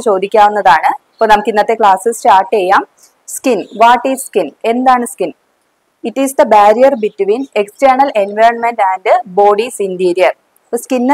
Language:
Malayalam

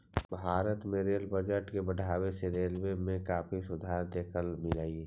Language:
Magahi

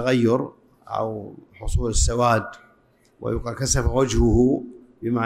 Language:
Arabic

